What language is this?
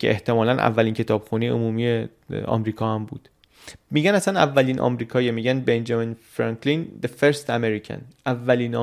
Persian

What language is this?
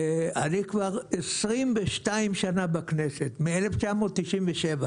Hebrew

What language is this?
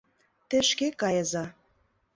Mari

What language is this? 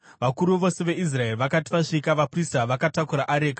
Shona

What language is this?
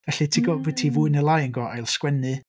Welsh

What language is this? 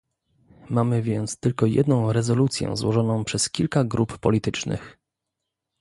Polish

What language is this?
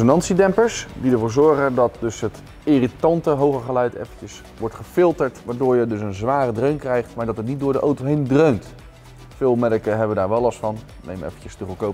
Dutch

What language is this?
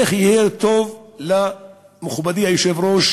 Hebrew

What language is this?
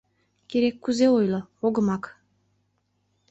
Mari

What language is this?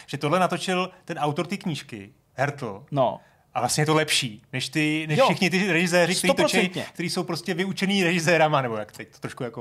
Czech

